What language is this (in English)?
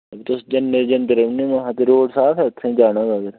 Dogri